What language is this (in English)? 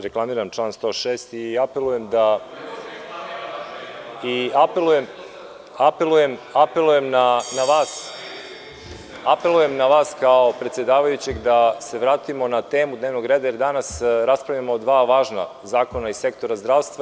Serbian